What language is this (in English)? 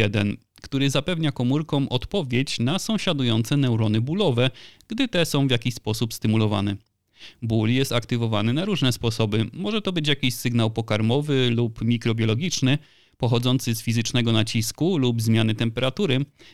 Polish